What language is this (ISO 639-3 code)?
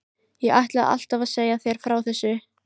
isl